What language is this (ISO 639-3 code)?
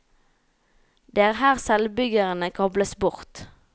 nor